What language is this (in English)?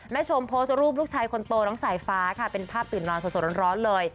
Thai